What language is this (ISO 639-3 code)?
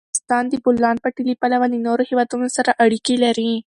pus